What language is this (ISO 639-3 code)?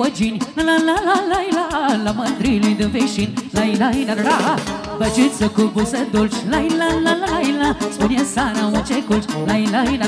ron